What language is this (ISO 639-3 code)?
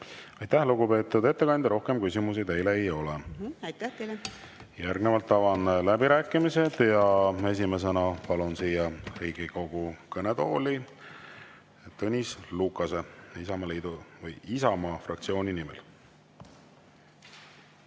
est